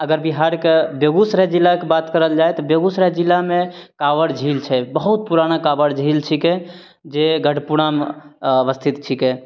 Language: Maithili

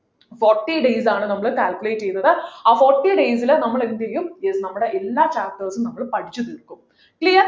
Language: Malayalam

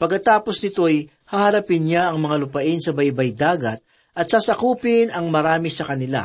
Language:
Filipino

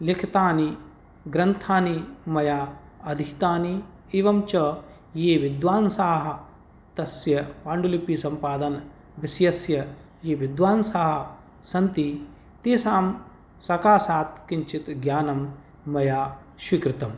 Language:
Sanskrit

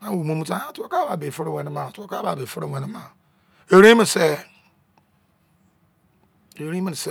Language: Izon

